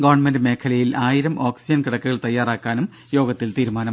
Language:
Malayalam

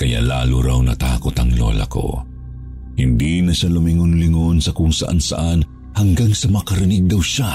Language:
Filipino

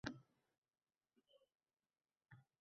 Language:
Uzbek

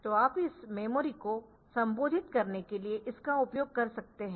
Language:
Hindi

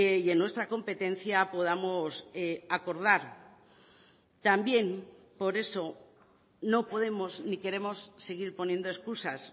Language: Spanish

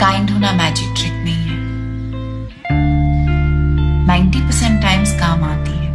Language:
Hindi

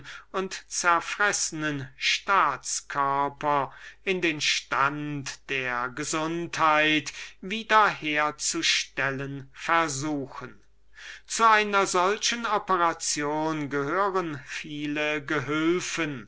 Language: German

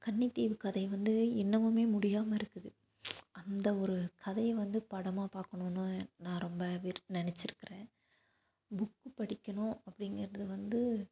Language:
Tamil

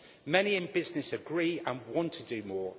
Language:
English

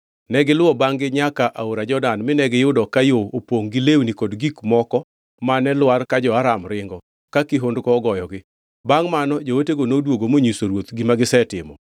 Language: Luo (Kenya and Tanzania)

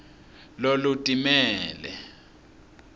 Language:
Swati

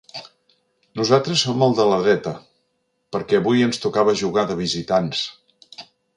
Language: Catalan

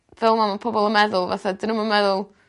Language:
Welsh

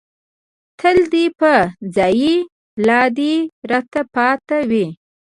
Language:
Pashto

